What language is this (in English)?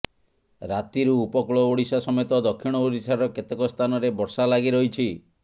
Odia